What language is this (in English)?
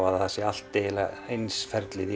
Icelandic